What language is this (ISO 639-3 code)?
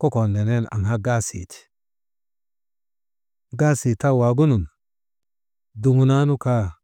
mde